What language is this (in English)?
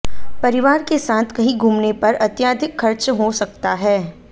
Hindi